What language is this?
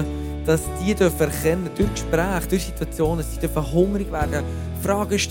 German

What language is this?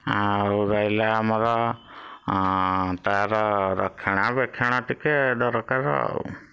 Odia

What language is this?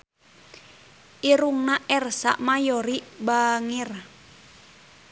Sundanese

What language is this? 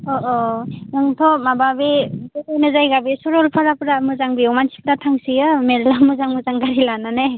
Bodo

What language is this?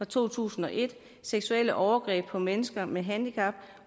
Danish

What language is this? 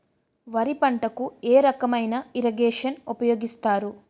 Telugu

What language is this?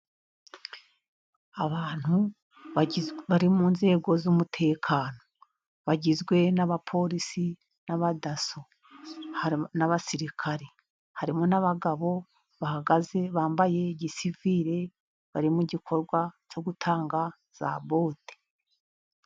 Kinyarwanda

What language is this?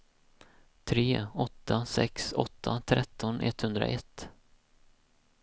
Swedish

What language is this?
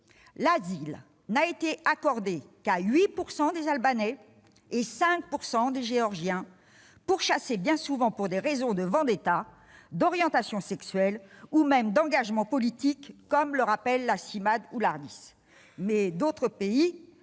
French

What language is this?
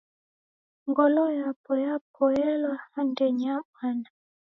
Taita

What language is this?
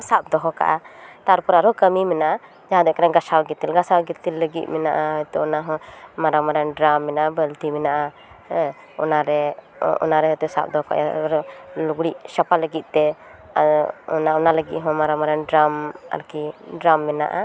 Santali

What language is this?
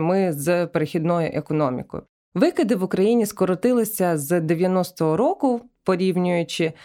Ukrainian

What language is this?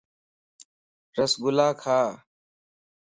Lasi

